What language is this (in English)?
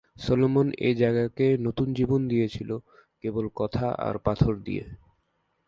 Bangla